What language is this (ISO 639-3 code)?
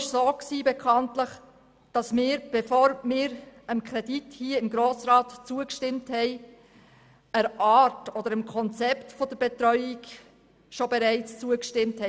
gsw